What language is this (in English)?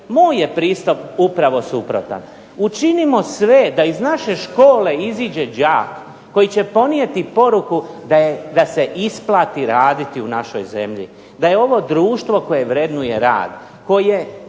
Croatian